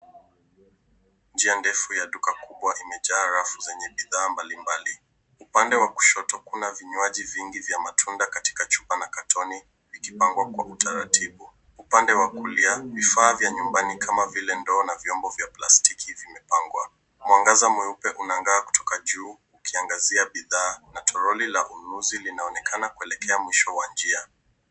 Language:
Swahili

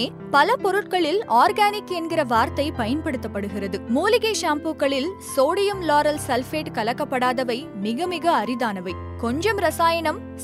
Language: Tamil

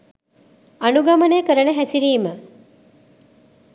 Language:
Sinhala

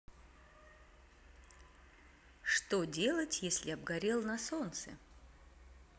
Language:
Russian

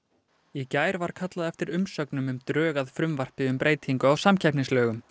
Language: Icelandic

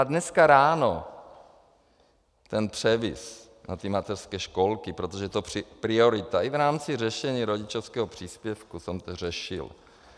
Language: Czech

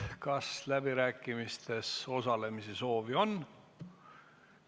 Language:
Estonian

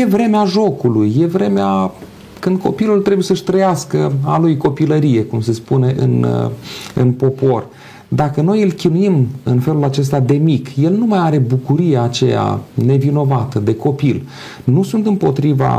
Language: Romanian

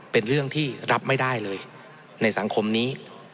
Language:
Thai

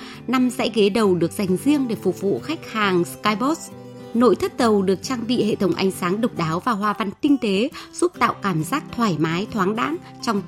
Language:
Vietnamese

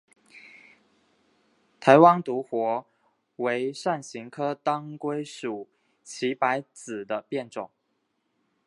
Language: Chinese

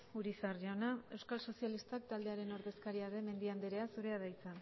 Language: Basque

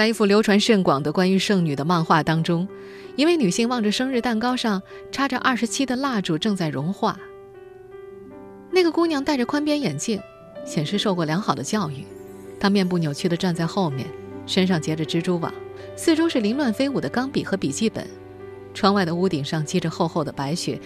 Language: Chinese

